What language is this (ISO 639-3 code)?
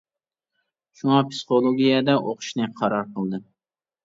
uig